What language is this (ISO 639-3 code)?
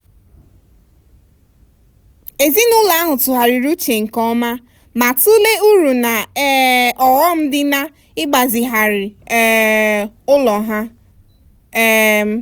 ibo